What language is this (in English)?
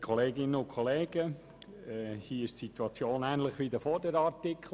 Swiss German